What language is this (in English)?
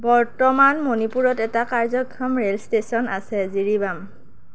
Assamese